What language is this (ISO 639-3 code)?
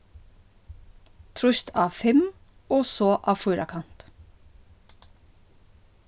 fao